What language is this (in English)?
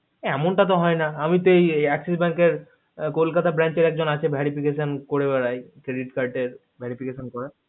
Bangla